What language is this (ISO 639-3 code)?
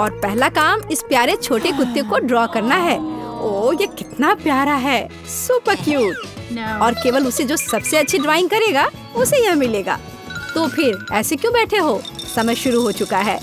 hin